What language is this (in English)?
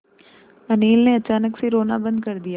Hindi